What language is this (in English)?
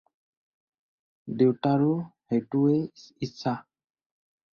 Assamese